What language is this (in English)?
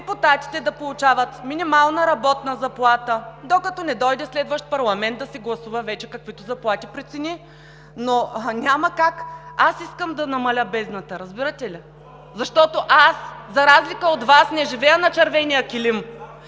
Bulgarian